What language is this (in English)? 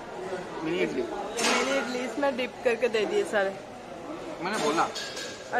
Hindi